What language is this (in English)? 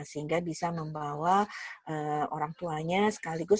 Indonesian